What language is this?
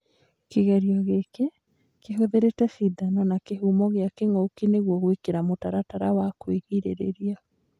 Kikuyu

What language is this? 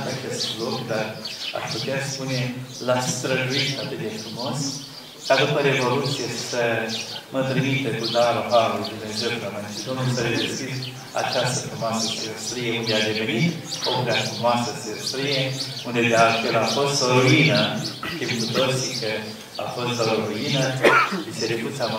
Romanian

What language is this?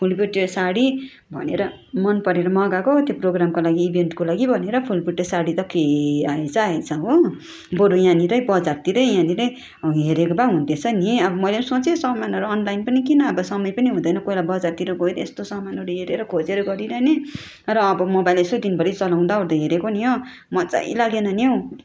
Nepali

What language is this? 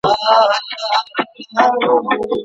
Pashto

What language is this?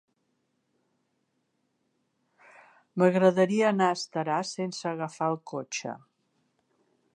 Catalan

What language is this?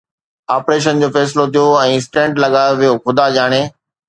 Sindhi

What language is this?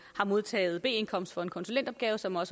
Danish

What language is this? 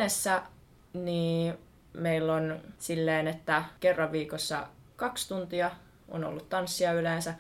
Finnish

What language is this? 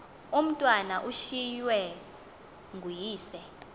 Xhosa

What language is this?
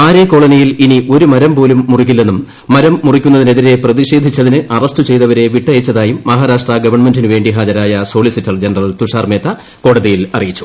Malayalam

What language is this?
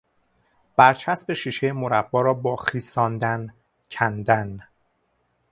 Persian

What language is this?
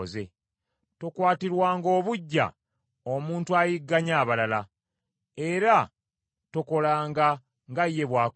Ganda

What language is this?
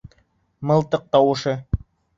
Bashkir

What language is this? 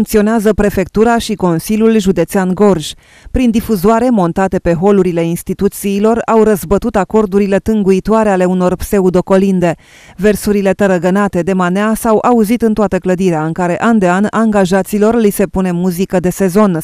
Romanian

